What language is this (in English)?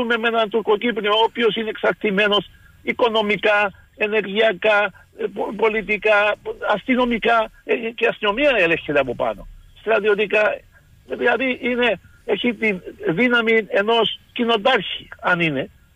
Greek